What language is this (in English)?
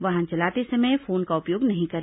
Hindi